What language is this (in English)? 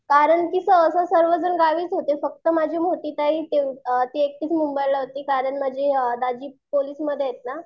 Marathi